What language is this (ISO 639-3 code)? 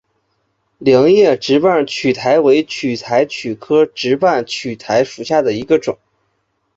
zho